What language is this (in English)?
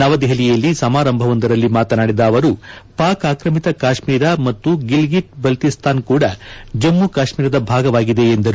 Kannada